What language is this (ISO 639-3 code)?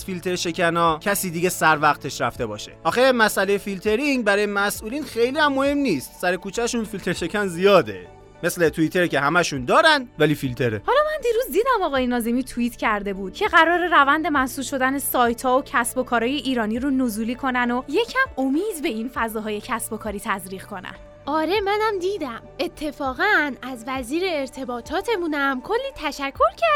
fas